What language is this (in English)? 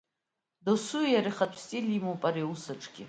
Abkhazian